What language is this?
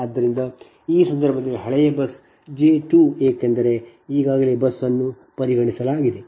Kannada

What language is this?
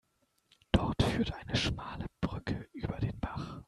German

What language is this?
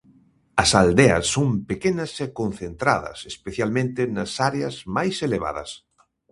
Galician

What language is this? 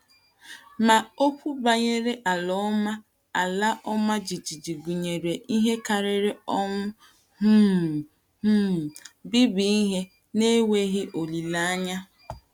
Igbo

